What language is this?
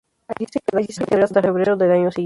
Spanish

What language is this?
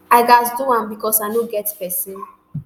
Nigerian Pidgin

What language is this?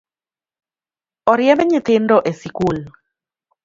Luo (Kenya and Tanzania)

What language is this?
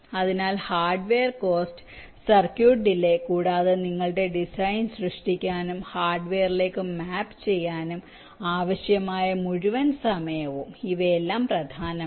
Malayalam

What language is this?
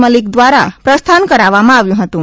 Gujarati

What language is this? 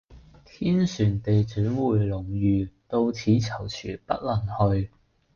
Cantonese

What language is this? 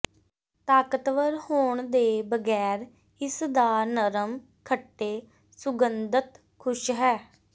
Punjabi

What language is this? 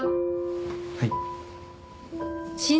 Japanese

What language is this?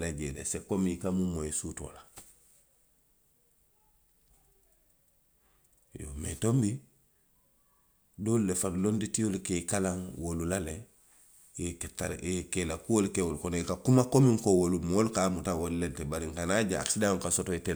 Western Maninkakan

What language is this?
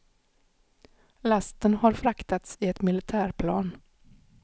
Swedish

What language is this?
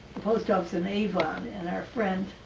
English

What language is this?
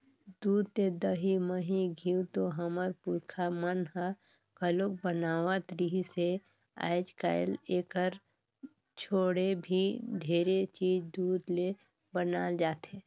Chhattisgarhi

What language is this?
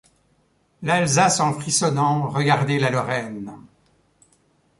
French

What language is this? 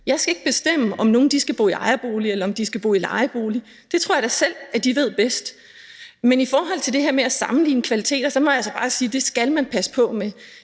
Danish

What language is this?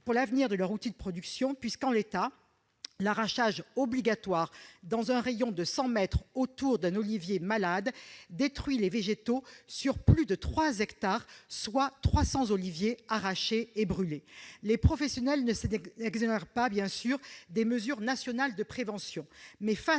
French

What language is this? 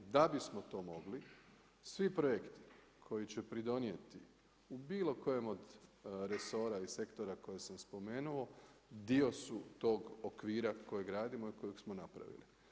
Croatian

